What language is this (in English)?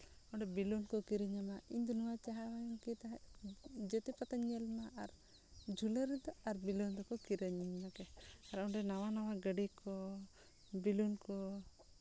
Santali